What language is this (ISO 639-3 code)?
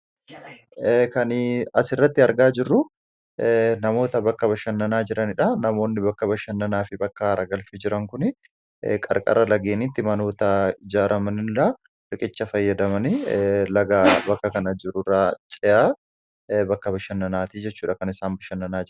orm